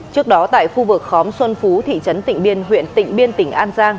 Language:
Vietnamese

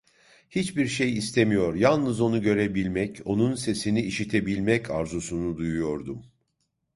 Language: Turkish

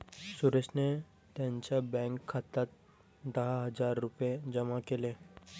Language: Marathi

